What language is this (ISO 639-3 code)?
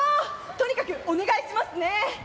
jpn